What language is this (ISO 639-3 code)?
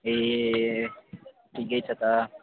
nep